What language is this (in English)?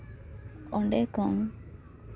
Santali